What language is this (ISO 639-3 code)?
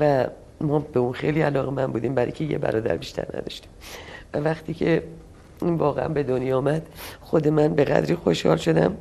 fas